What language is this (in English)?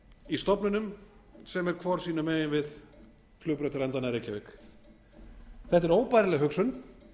Icelandic